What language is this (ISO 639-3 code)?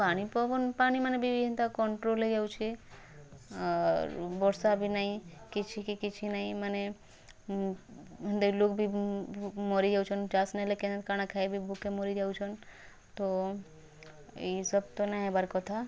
ori